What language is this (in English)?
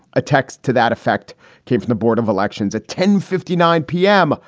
English